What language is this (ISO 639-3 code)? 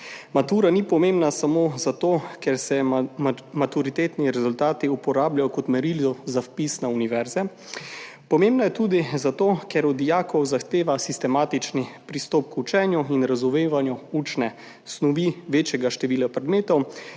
slv